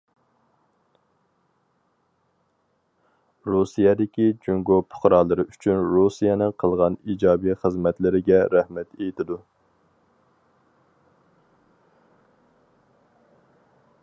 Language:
Uyghur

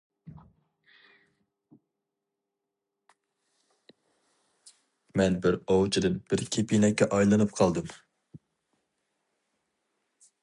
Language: Uyghur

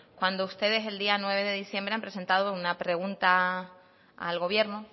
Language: Spanish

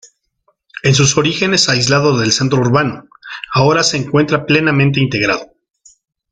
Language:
Spanish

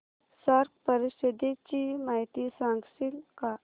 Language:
Marathi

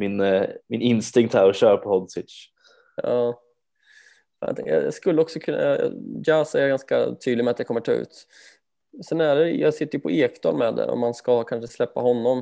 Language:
Swedish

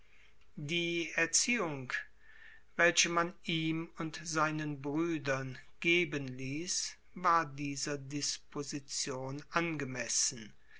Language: German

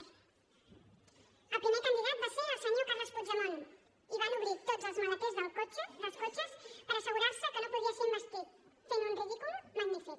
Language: Catalan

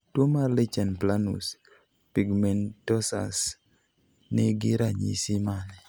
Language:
Luo (Kenya and Tanzania)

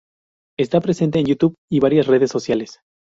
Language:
Spanish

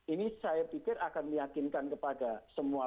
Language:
Indonesian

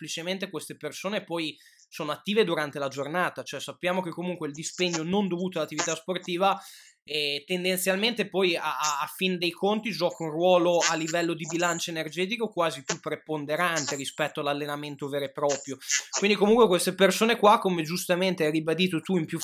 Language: Italian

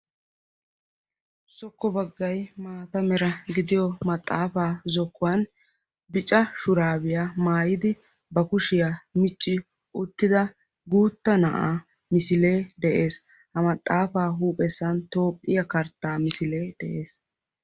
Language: Wolaytta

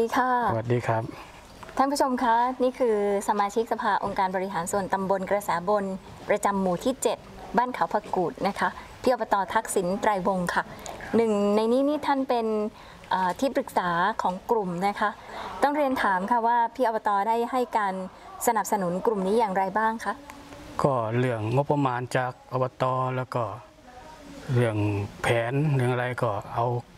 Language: Thai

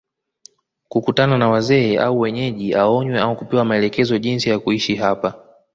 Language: Swahili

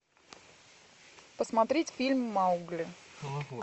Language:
Russian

